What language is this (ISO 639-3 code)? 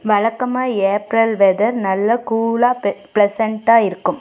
tam